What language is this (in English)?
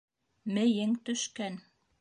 Bashkir